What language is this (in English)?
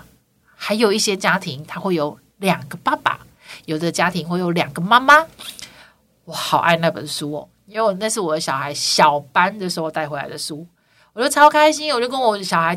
Chinese